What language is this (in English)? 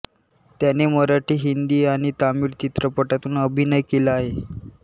Marathi